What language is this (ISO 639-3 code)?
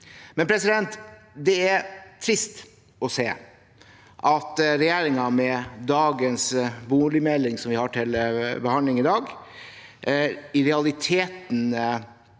nor